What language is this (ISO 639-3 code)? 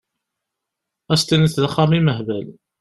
kab